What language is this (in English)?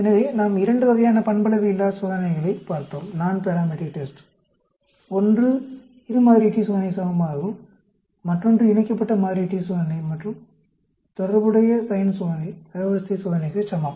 Tamil